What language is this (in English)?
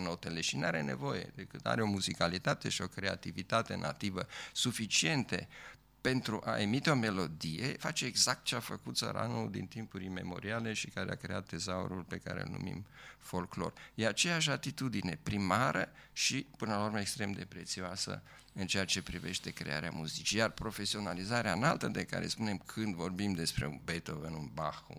Romanian